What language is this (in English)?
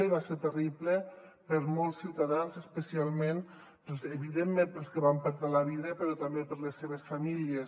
Catalan